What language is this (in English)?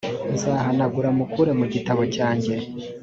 Kinyarwanda